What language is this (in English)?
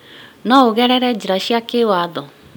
Kikuyu